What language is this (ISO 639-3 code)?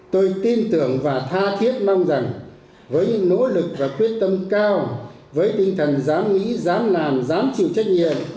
vie